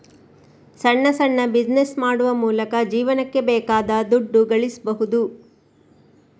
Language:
Kannada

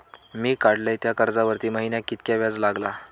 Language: Marathi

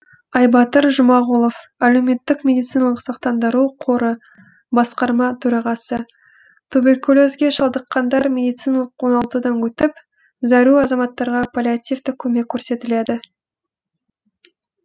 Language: Kazakh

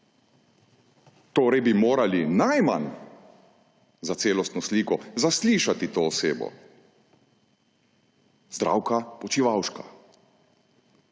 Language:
Slovenian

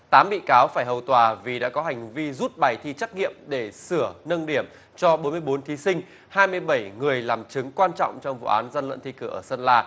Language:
Vietnamese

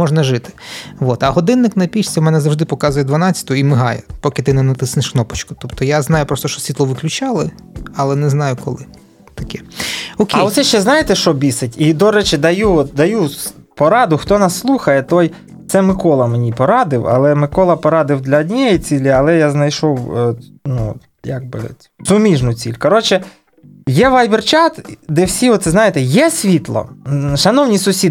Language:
Ukrainian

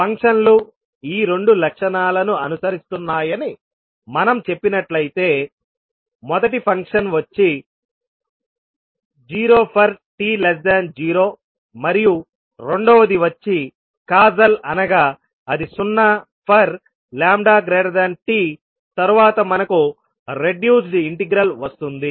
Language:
Telugu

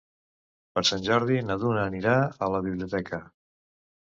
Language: Catalan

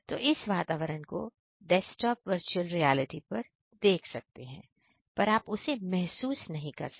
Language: Hindi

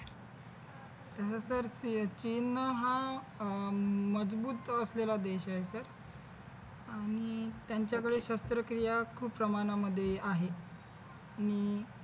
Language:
Marathi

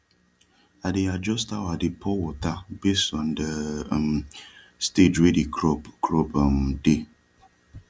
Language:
Nigerian Pidgin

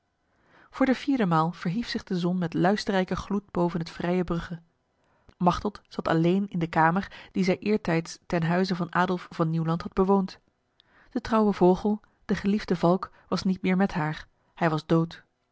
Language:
Dutch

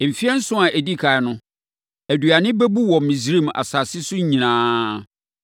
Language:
Akan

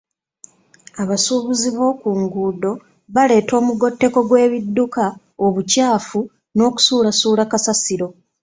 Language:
Ganda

